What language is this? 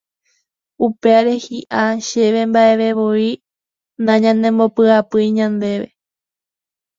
Guarani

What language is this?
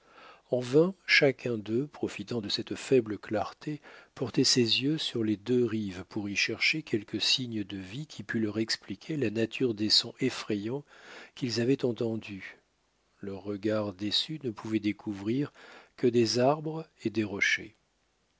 French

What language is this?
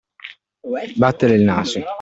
Italian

